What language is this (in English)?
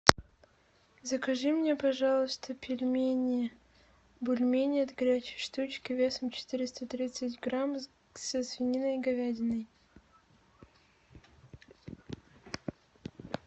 Russian